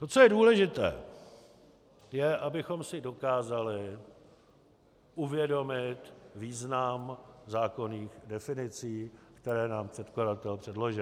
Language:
Czech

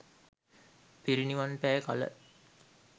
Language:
Sinhala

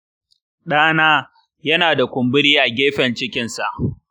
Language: Hausa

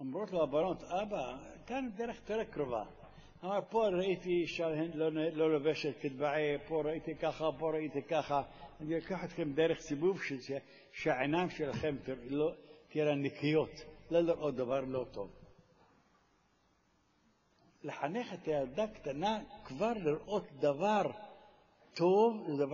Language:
Hebrew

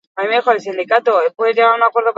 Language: Basque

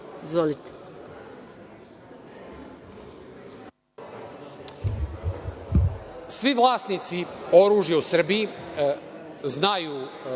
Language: Serbian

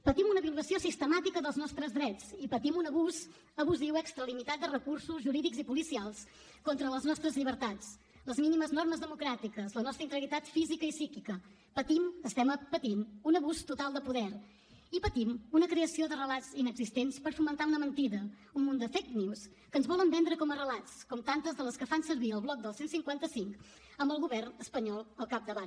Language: Catalan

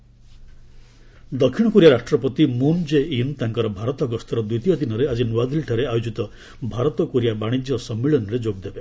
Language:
Odia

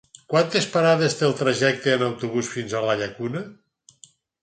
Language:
Catalan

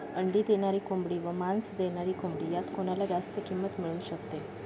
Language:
Marathi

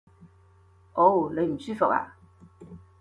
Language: Cantonese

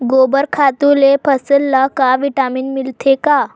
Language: Chhattisgarhi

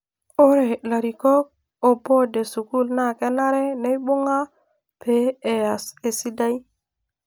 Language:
Masai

